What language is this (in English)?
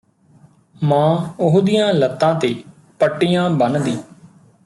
Punjabi